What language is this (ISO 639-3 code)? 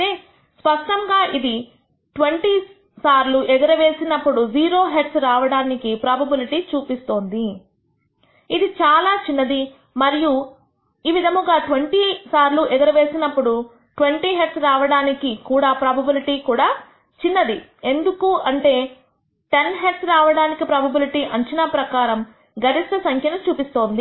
tel